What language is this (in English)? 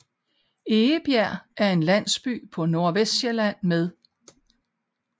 Danish